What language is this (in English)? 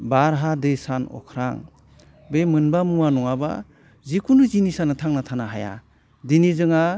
Bodo